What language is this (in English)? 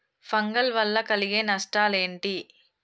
Telugu